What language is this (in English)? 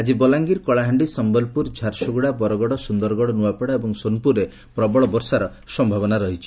Odia